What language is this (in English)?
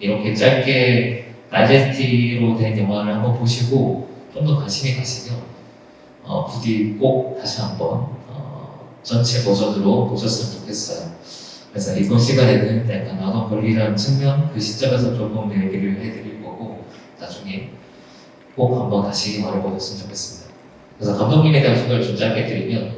Korean